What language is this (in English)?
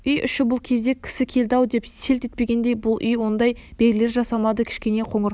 Kazakh